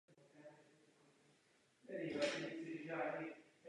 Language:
Czech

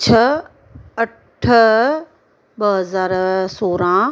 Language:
Sindhi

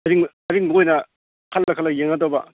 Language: Manipuri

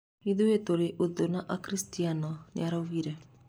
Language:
Kikuyu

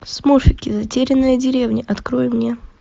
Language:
Russian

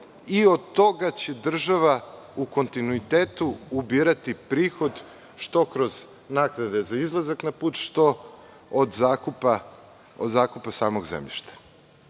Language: Serbian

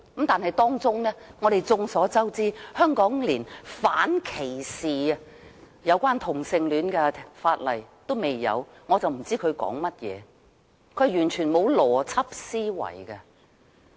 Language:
Cantonese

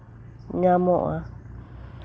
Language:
Santali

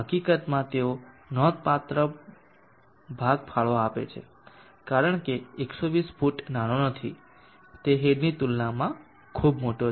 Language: Gujarati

